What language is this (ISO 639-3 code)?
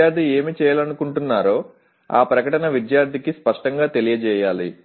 tel